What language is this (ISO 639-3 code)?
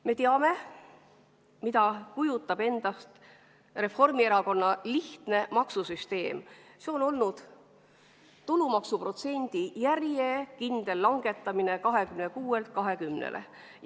est